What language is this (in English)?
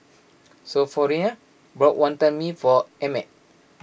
English